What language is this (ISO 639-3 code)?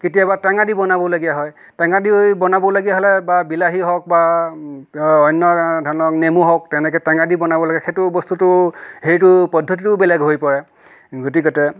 asm